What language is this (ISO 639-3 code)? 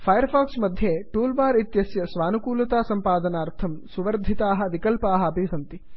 san